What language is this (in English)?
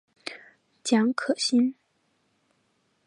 Chinese